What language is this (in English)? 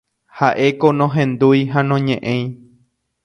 Guarani